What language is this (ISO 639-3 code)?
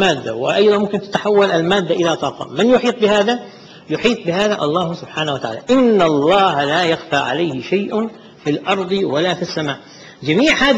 ara